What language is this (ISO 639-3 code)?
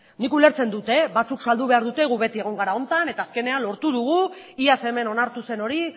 eus